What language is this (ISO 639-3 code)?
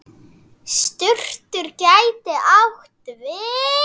isl